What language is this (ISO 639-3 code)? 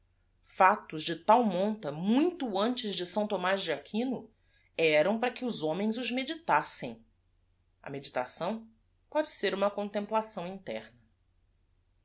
por